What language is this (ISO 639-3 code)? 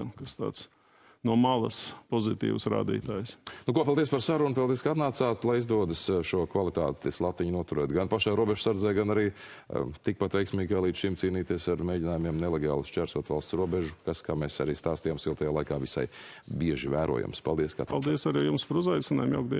lav